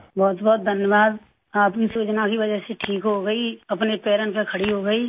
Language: Urdu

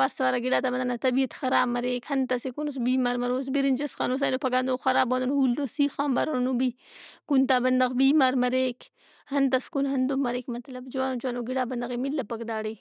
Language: Brahui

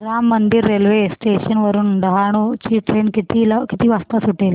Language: Marathi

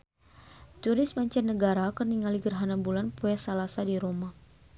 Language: Sundanese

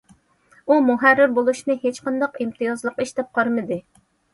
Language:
Uyghur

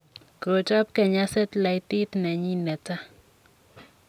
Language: Kalenjin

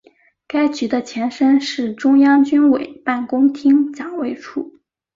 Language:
Chinese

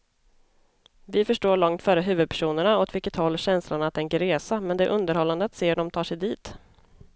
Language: Swedish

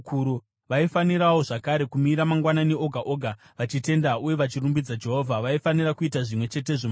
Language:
Shona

